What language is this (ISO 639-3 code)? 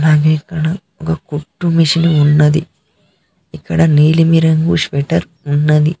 tel